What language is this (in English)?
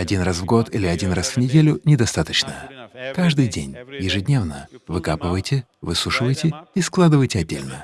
Russian